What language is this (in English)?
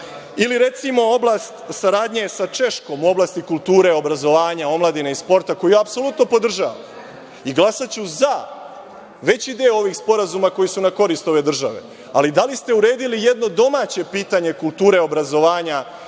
Serbian